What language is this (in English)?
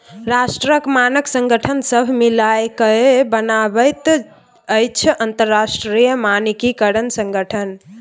Maithili